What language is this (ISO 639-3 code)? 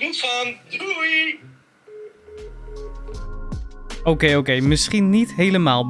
nld